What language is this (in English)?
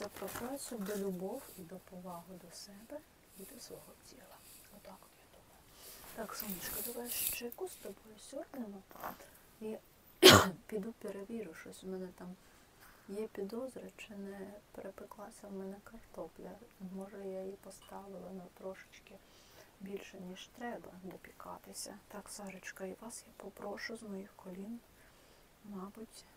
Ukrainian